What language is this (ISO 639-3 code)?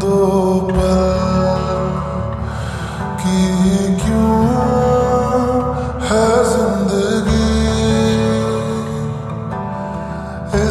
ara